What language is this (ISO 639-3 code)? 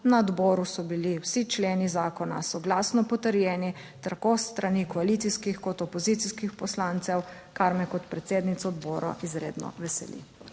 slv